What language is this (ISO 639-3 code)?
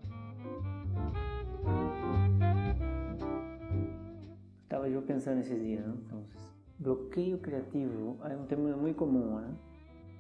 spa